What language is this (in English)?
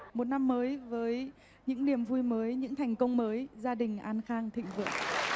Vietnamese